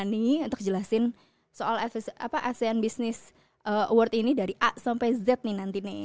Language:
Indonesian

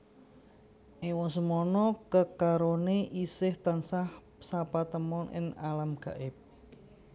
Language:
Javanese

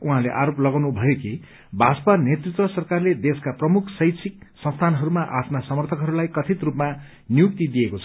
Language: Nepali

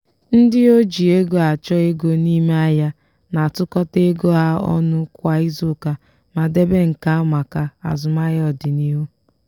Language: Igbo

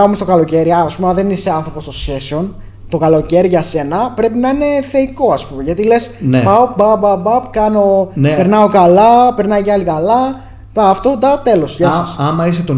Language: Greek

